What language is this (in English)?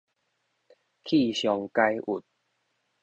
Min Nan Chinese